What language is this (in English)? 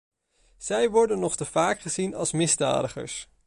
Dutch